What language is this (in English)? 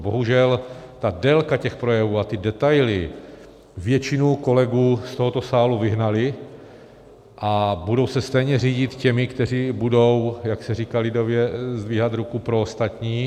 Czech